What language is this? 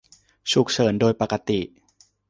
Thai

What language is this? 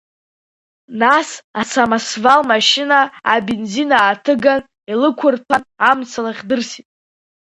Abkhazian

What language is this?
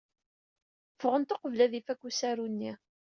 Kabyle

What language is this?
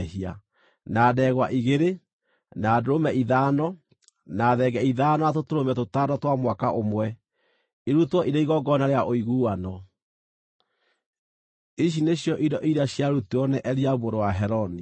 Kikuyu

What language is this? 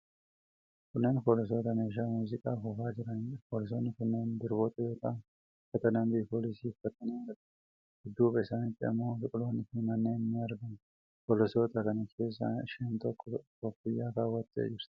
Oromo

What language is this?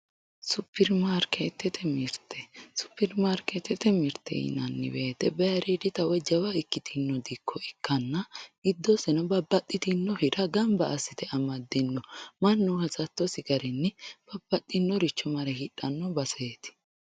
Sidamo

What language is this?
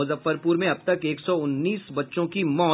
Hindi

